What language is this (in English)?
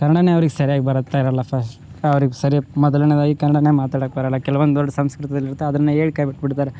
Kannada